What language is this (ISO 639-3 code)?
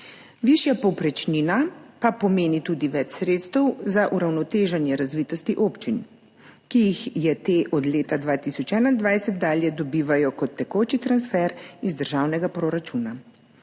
slv